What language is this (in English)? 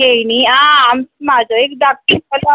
Konkani